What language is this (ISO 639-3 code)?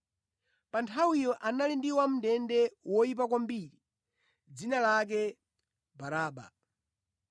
nya